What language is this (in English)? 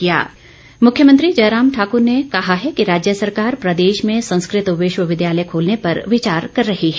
Hindi